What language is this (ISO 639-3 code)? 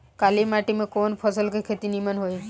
bho